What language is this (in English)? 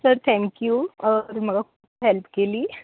Konkani